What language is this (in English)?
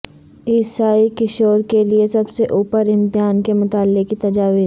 Urdu